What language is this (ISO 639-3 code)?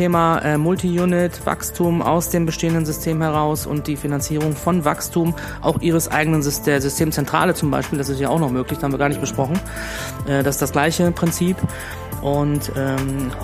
deu